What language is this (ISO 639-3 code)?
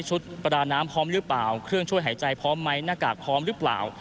tha